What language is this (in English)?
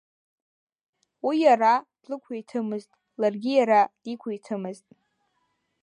Abkhazian